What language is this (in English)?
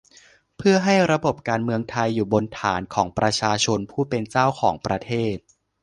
Thai